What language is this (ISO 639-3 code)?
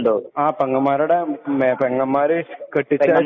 mal